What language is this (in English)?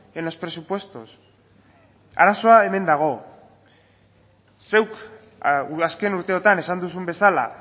Basque